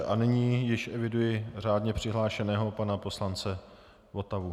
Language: Czech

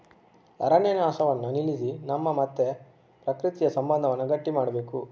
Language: Kannada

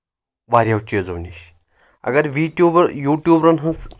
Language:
Kashmiri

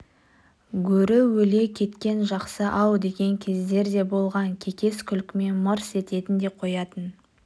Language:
Kazakh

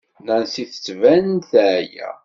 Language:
Kabyle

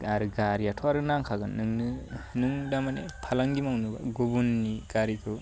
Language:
Bodo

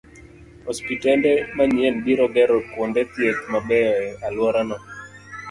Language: Luo (Kenya and Tanzania)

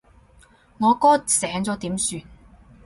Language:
Cantonese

